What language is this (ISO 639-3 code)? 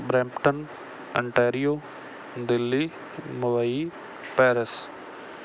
pan